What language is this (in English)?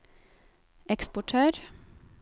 Norwegian